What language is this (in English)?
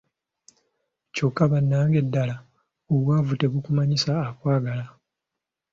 Ganda